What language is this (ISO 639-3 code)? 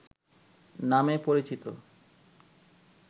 ben